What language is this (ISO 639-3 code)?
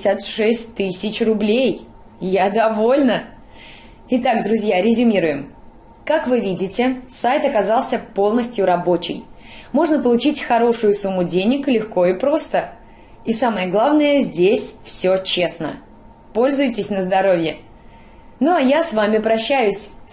rus